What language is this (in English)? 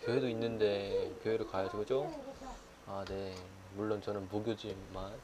Korean